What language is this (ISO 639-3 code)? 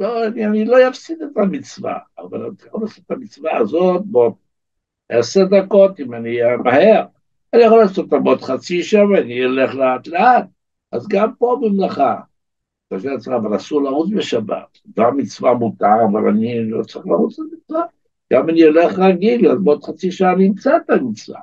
heb